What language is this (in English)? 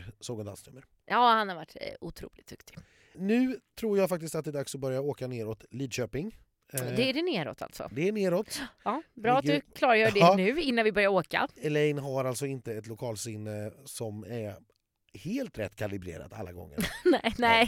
Swedish